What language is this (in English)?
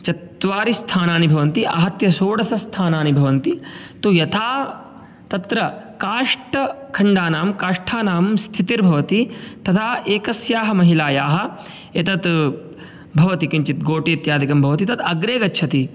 Sanskrit